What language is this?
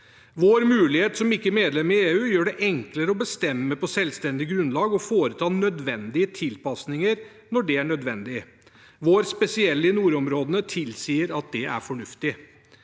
Norwegian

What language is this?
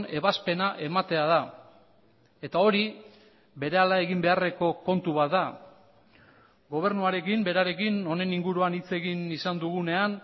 Basque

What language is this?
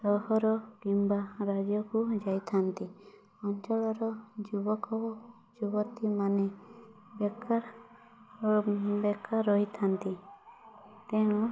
Odia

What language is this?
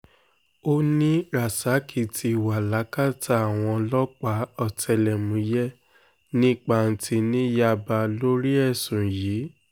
Yoruba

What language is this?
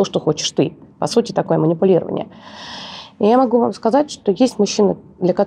Russian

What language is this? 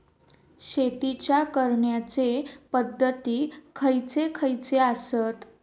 Marathi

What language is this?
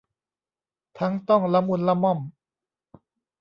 Thai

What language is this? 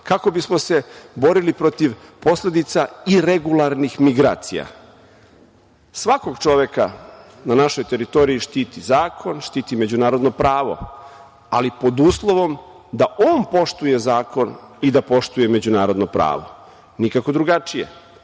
Serbian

